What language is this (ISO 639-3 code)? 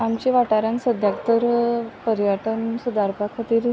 kok